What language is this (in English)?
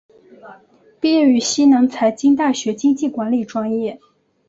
Chinese